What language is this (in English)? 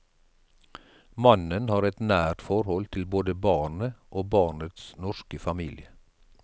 Norwegian